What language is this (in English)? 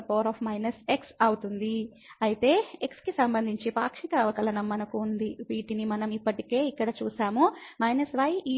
Telugu